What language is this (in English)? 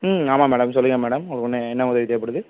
Tamil